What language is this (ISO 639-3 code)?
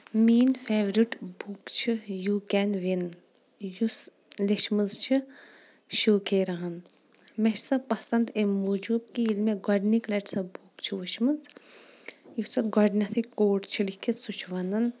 kas